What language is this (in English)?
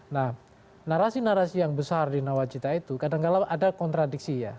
Indonesian